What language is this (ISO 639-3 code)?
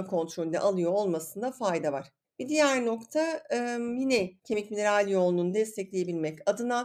tur